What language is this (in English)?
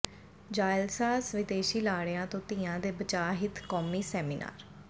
Punjabi